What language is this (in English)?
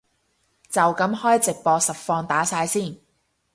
Cantonese